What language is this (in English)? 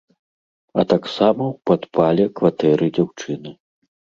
Belarusian